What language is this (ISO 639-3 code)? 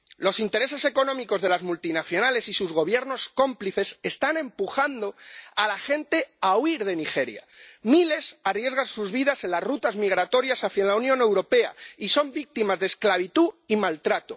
spa